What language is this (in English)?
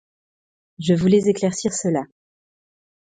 French